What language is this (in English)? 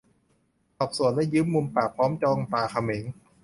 Thai